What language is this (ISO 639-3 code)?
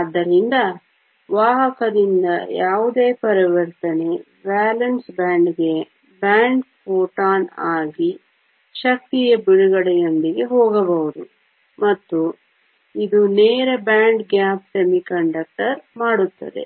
kan